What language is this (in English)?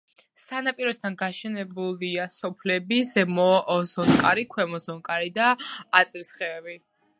Georgian